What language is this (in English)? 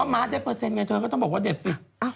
Thai